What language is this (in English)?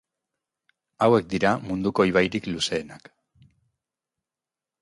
Basque